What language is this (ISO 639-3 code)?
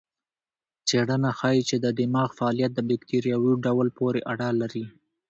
pus